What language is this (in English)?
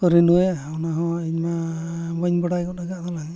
Santali